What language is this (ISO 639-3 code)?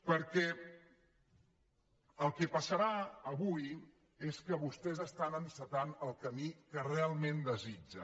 cat